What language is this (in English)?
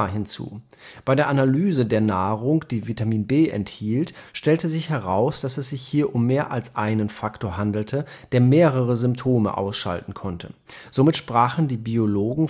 German